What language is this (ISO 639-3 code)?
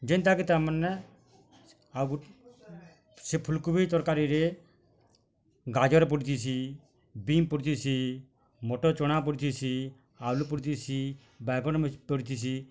ori